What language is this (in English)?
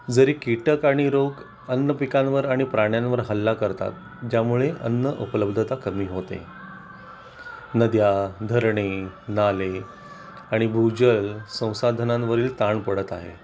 Marathi